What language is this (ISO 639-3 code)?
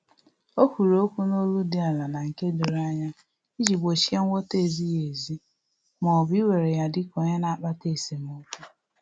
ibo